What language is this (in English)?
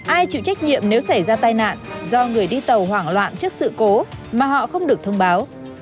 Vietnamese